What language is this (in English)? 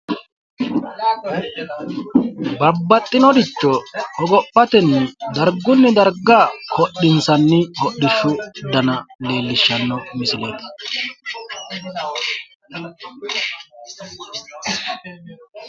Sidamo